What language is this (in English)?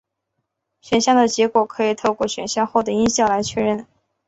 Chinese